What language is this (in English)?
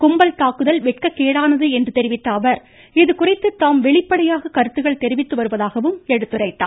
Tamil